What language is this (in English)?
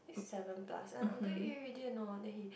English